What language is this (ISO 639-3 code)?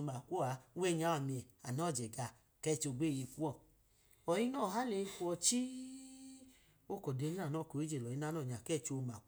idu